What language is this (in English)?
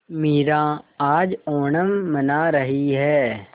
Hindi